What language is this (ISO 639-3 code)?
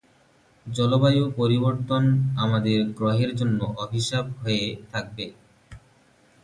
ben